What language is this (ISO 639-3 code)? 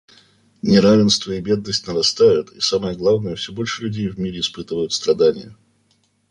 rus